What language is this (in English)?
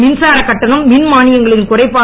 Tamil